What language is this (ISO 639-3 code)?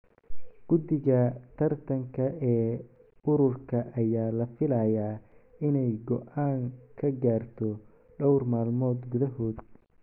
som